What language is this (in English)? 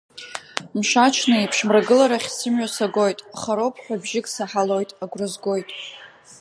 Abkhazian